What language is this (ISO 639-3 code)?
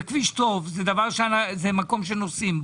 heb